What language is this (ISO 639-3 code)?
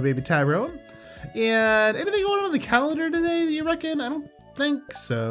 eng